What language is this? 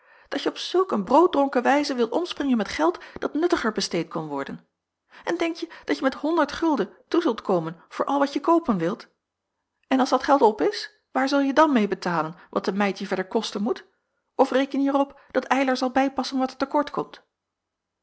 Dutch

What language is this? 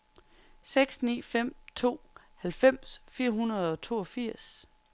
Danish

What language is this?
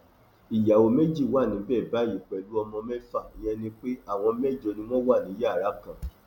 Yoruba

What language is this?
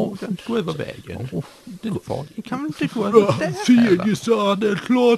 Swedish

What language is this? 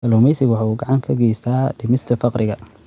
Somali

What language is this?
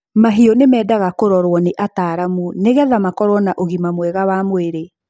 Kikuyu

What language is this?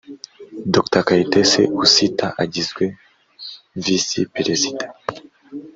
Kinyarwanda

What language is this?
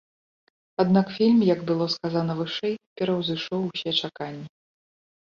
Belarusian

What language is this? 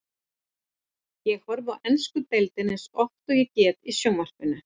Icelandic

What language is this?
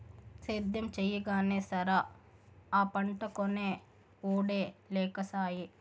Telugu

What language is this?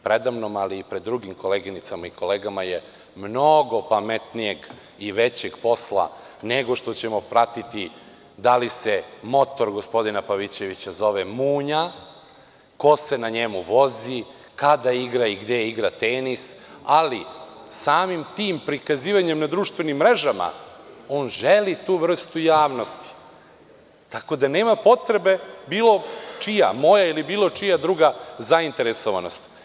Serbian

